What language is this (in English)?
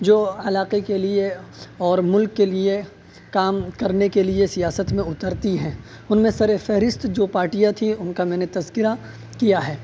Urdu